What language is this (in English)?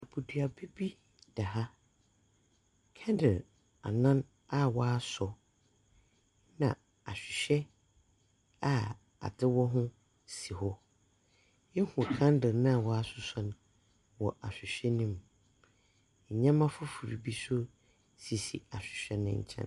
Akan